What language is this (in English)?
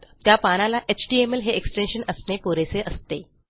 Marathi